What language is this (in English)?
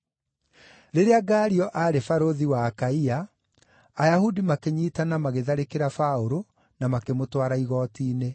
Kikuyu